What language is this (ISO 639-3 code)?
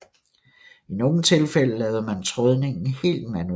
dan